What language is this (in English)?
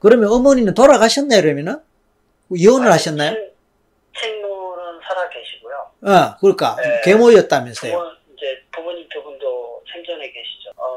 Korean